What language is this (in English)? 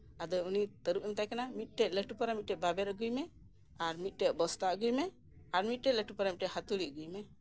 Santali